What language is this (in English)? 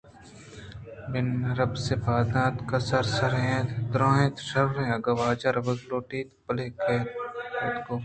Eastern Balochi